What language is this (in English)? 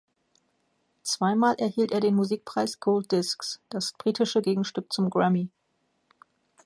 German